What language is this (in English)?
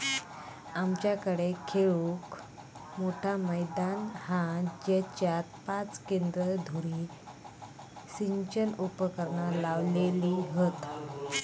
Marathi